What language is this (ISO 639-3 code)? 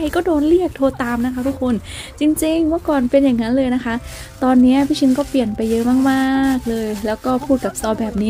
tha